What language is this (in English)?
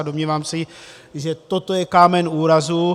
Czech